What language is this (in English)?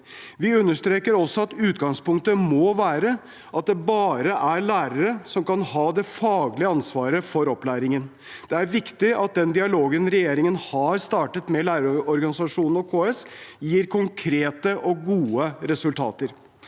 Norwegian